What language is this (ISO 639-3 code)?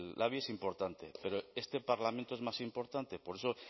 spa